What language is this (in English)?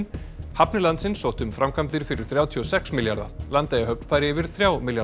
Icelandic